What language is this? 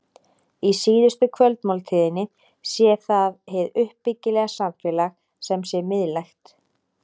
Icelandic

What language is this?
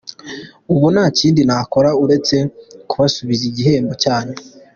Kinyarwanda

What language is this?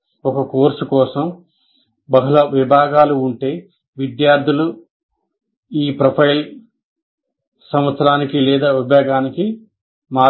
Telugu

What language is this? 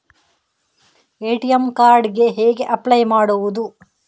Kannada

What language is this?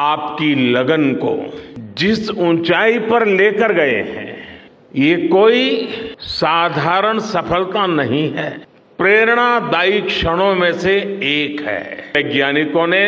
Hindi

